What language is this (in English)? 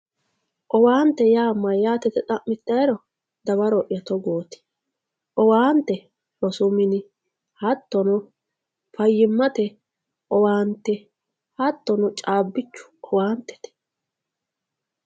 Sidamo